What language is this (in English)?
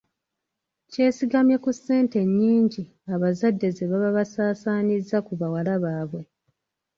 Ganda